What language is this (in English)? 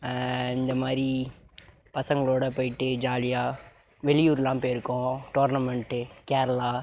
Tamil